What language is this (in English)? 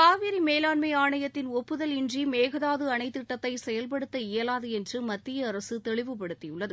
Tamil